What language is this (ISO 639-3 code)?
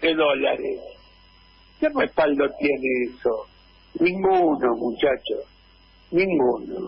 spa